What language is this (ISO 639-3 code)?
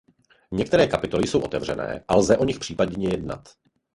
ces